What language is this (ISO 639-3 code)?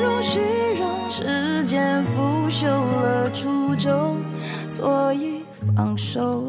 zho